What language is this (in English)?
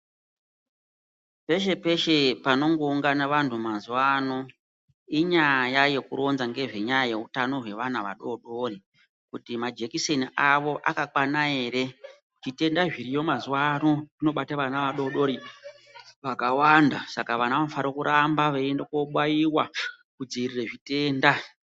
Ndau